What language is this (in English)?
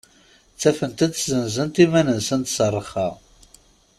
Kabyle